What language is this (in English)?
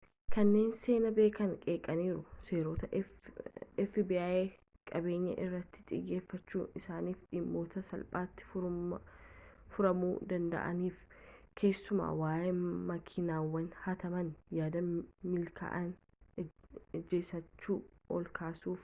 Oromo